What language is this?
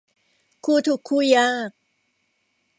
Thai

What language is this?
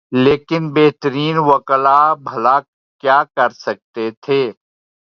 Urdu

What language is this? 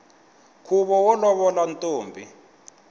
Tsonga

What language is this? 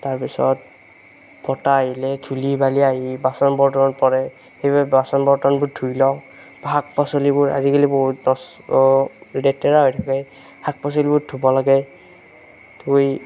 Assamese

